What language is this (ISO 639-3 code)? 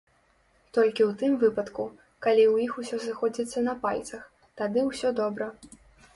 bel